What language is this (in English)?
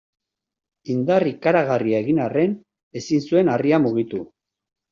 Basque